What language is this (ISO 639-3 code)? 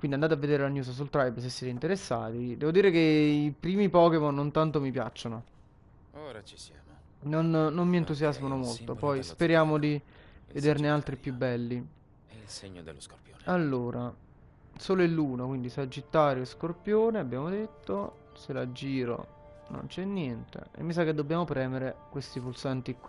ita